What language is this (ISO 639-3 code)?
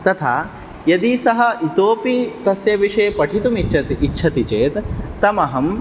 san